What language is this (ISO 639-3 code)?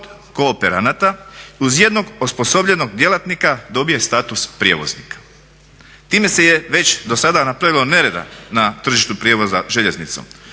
hrv